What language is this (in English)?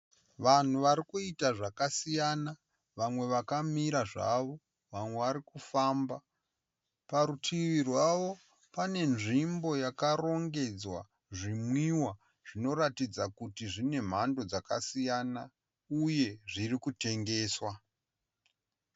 Shona